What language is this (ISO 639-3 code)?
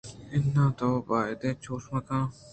bgp